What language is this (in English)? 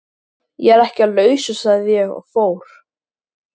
Icelandic